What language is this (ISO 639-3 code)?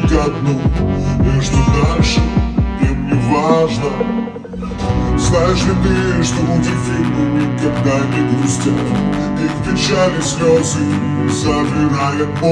tur